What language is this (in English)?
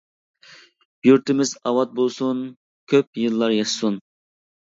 Uyghur